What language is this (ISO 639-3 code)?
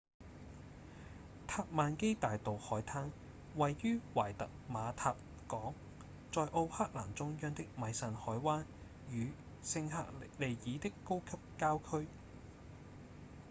yue